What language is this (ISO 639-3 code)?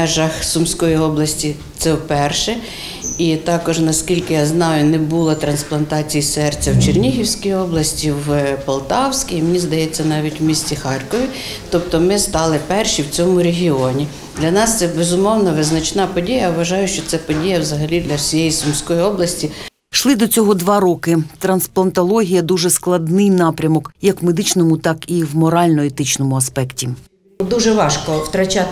ukr